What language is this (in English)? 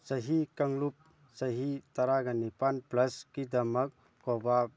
Manipuri